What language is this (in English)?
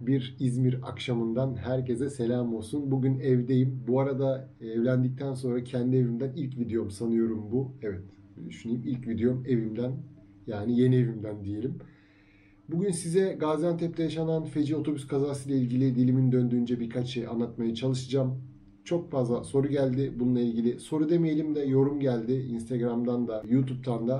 Turkish